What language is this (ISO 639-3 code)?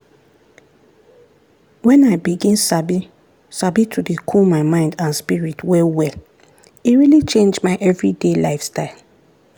pcm